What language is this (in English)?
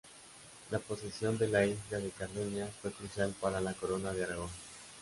Spanish